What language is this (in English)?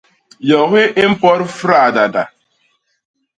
Basaa